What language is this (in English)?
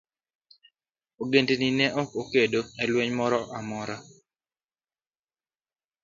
Luo (Kenya and Tanzania)